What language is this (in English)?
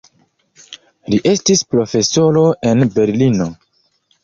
Esperanto